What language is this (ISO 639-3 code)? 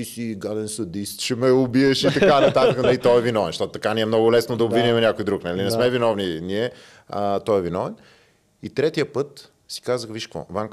bul